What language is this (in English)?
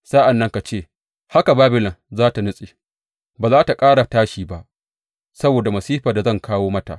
Hausa